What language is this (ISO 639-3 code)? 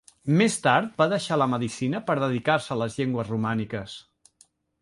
cat